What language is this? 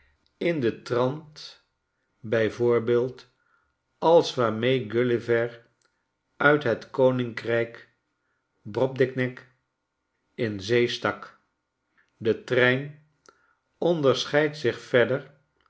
Dutch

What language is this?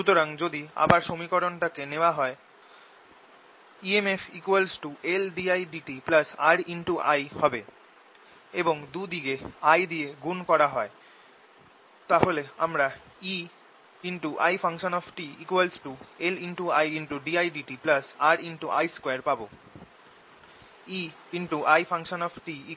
Bangla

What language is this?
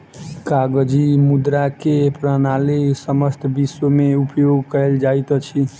Maithili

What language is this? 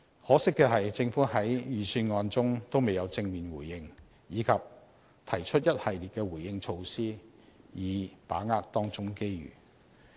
Cantonese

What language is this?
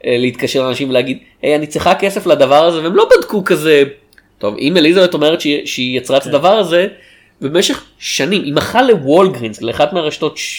Hebrew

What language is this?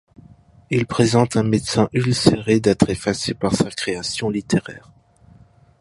French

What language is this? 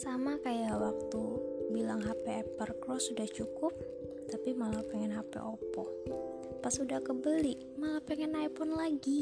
Indonesian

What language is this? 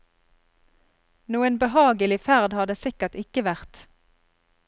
Norwegian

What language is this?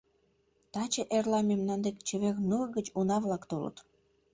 Mari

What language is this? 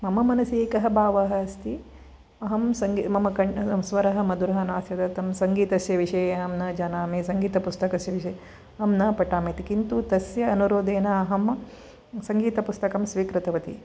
Sanskrit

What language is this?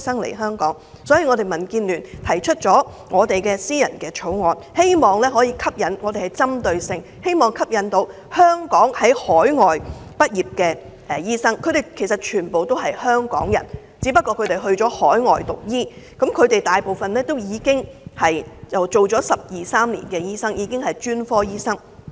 Cantonese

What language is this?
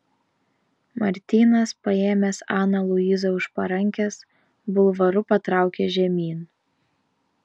Lithuanian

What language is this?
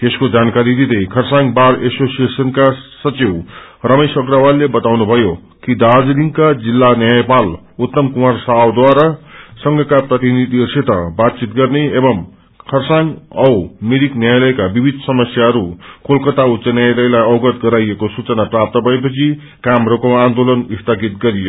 Nepali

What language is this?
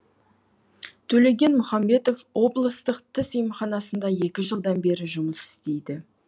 Kazakh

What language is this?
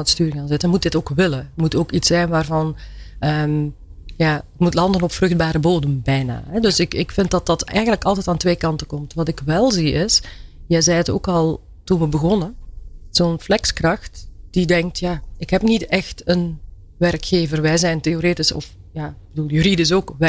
Dutch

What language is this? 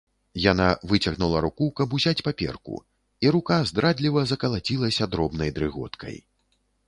Belarusian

